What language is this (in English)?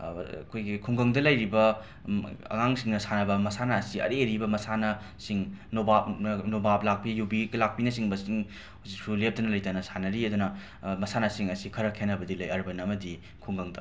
Manipuri